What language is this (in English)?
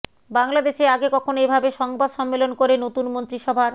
Bangla